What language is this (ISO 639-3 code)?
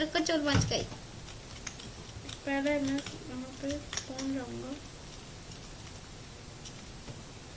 hin